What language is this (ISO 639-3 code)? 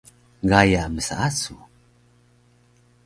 trv